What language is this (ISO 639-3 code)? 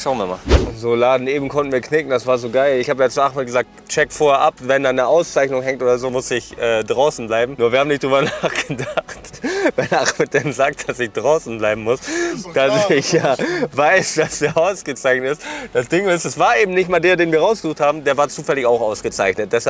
deu